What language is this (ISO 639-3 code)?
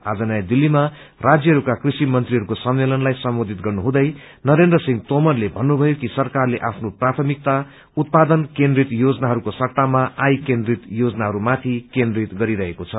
nep